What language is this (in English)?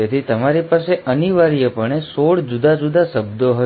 Gujarati